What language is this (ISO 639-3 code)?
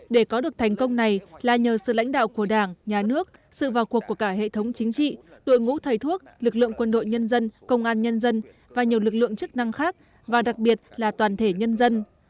vie